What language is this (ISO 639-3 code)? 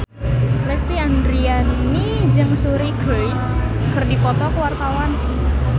sun